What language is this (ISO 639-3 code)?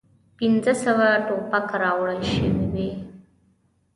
pus